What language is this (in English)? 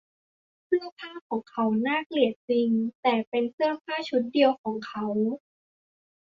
Thai